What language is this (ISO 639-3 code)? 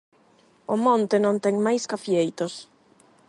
glg